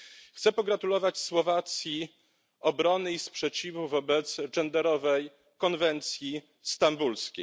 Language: Polish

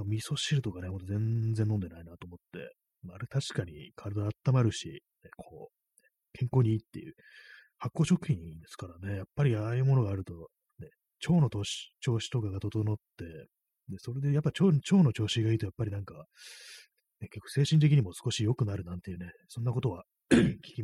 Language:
Japanese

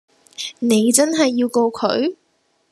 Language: Cantonese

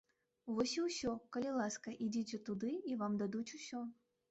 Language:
Belarusian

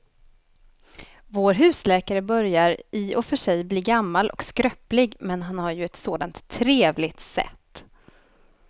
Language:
Swedish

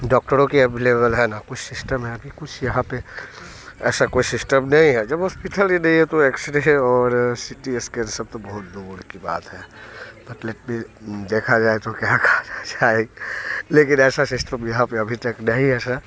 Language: Hindi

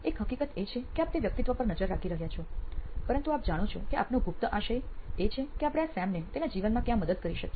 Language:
Gujarati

